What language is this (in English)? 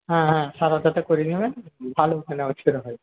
Bangla